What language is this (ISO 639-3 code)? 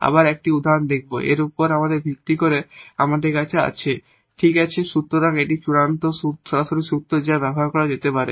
ben